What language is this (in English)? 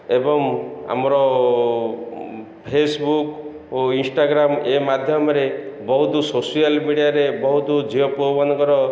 Odia